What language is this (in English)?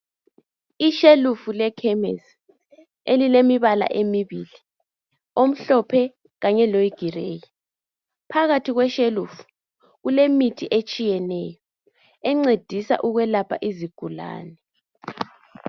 North Ndebele